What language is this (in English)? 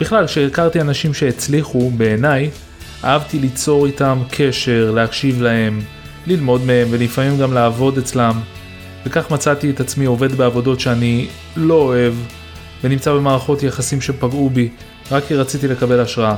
Hebrew